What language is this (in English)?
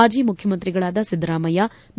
Kannada